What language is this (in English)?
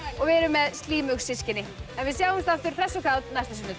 Icelandic